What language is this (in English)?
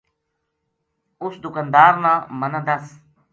Gujari